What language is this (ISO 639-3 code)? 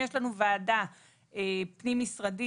heb